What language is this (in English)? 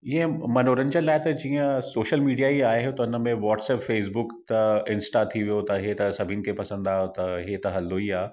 Sindhi